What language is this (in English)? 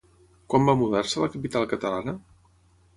Catalan